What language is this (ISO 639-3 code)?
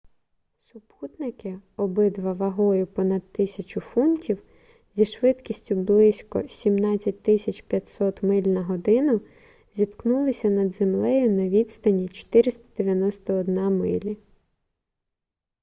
ukr